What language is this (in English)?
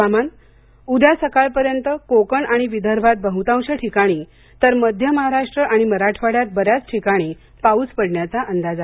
Marathi